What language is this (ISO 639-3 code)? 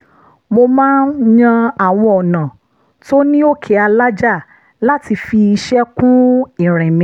yor